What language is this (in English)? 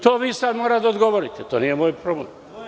Serbian